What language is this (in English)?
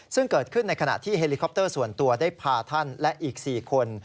Thai